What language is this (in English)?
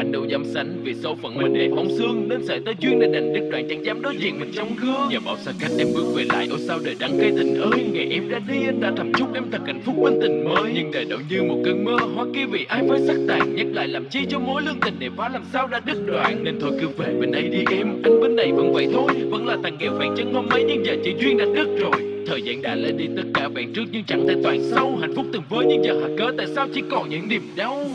Vietnamese